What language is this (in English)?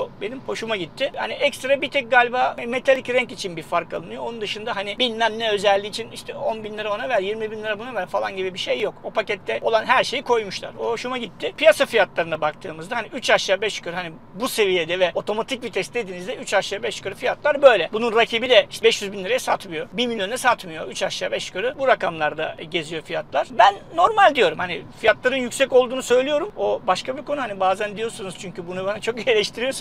Turkish